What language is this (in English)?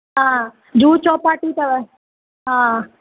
Sindhi